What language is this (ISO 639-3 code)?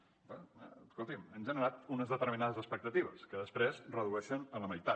cat